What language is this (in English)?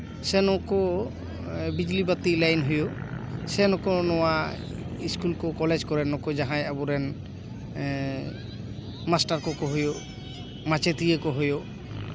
Santali